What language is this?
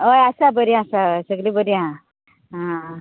Konkani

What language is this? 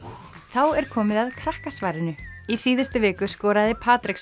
Icelandic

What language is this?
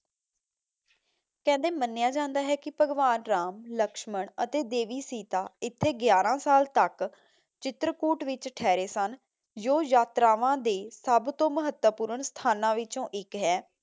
Punjabi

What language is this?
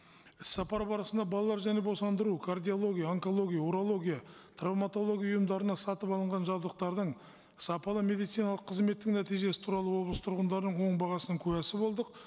Kazakh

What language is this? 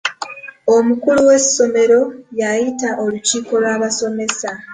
Ganda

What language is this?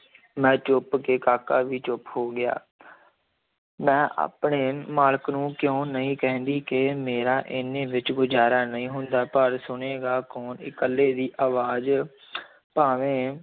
Punjabi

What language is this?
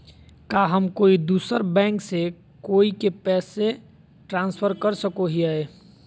Magahi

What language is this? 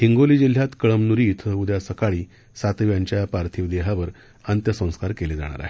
Marathi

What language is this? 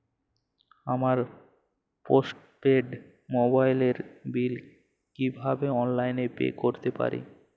Bangla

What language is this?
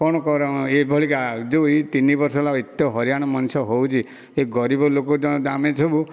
Odia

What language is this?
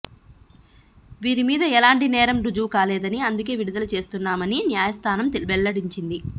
Telugu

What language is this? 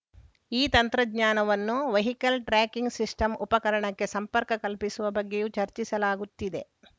Kannada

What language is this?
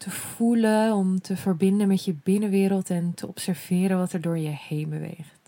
Dutch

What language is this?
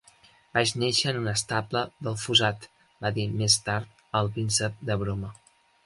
Catalan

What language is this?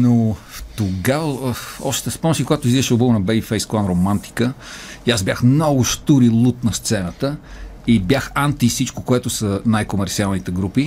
Bulgarian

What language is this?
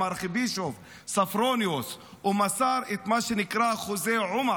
Hebrew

